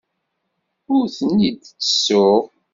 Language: Kabyle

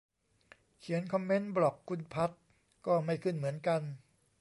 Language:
Thai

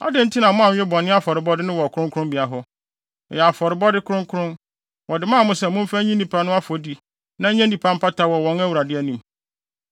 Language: Akan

